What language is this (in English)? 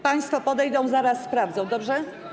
Polish